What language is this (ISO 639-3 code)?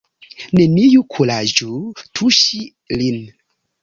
epo